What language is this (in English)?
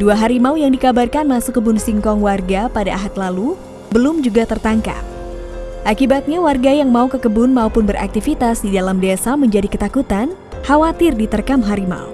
Indonesian